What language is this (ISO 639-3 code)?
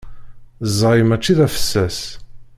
kab